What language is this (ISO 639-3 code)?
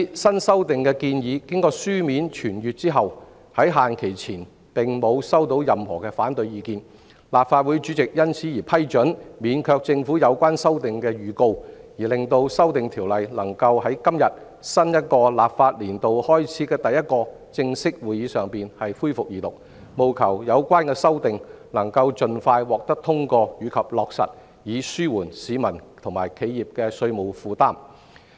yue